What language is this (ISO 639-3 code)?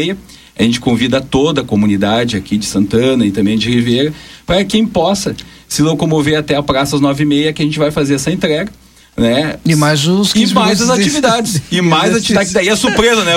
por